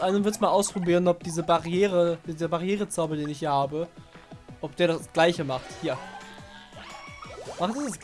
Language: German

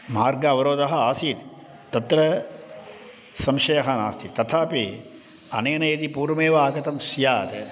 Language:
Sanskrit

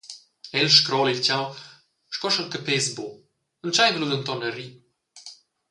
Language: Romansh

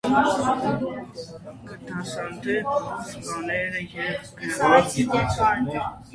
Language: Armenian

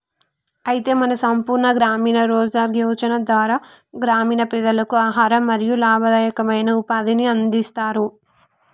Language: Telugu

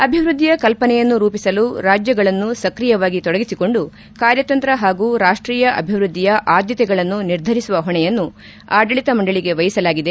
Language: Kannada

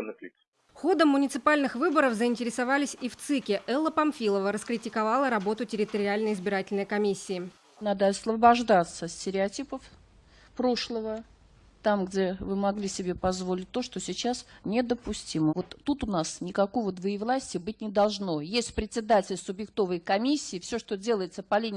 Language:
Russian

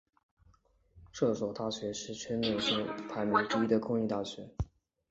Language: Chinese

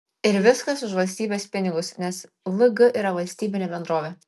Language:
Lithuanian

